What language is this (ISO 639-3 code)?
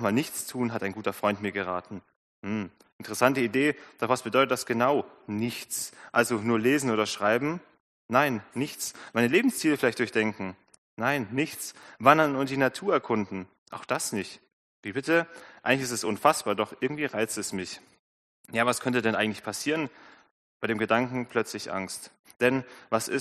deu